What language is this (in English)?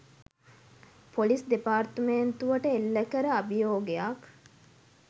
Sinhala